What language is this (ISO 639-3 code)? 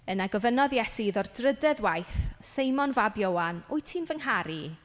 cym